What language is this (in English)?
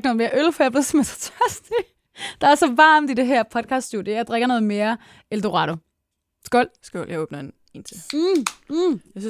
Danish